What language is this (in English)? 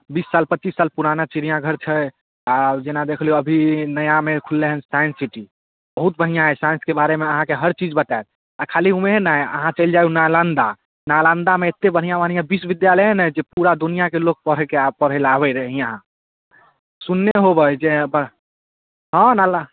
Maithili